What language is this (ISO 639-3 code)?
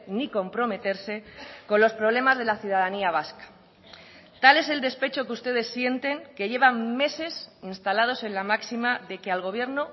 spa